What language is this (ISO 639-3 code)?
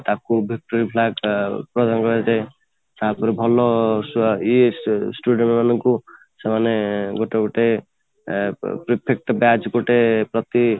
ori